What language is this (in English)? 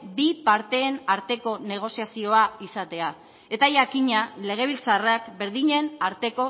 Basque